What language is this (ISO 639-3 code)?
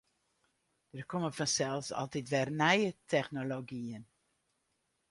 fry